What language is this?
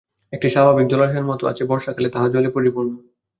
Bangla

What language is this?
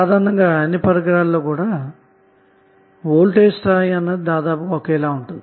Telugu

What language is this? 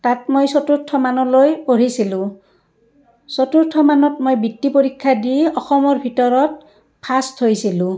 Assamese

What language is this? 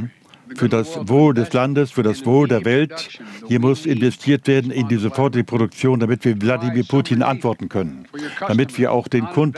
German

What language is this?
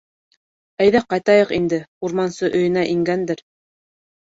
Bashkir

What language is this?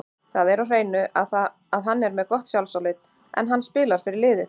Icelandic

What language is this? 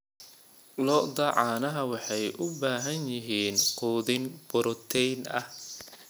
Somali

